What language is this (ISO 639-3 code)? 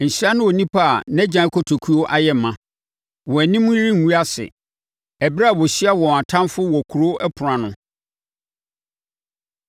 aka